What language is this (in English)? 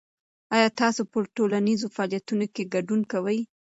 Pashto